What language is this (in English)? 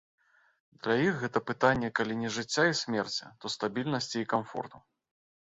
Belarusian